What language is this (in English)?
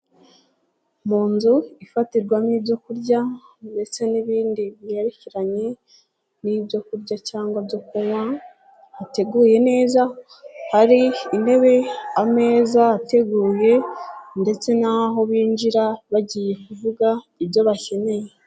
Kinyarwanda